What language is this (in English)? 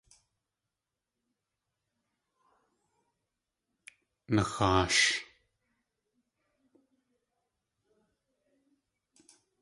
Tlingit